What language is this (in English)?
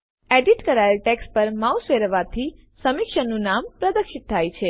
Gujarati